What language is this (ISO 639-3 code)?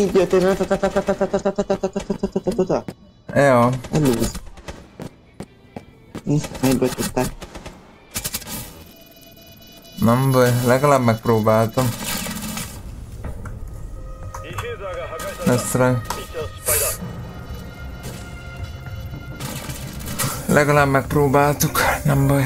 hun